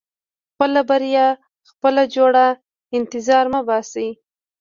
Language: Pashto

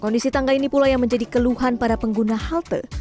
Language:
Indonesian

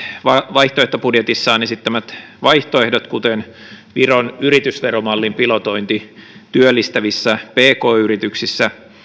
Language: Finnish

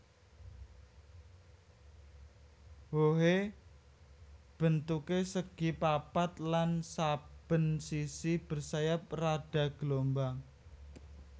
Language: Javanese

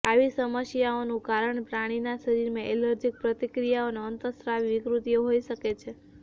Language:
Gujarati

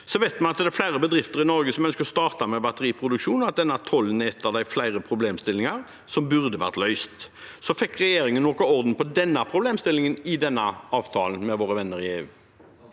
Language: Norwegian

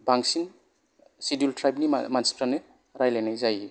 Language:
Bodo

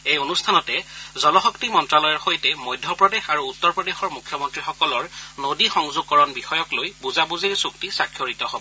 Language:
Assamese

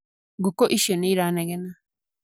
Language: Kikuyu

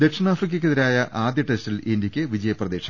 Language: Malayalam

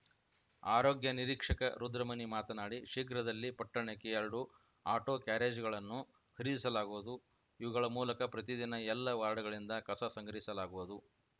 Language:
Kannada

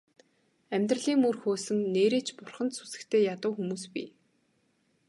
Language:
Mongolian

